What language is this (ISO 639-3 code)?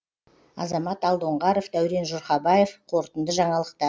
kaz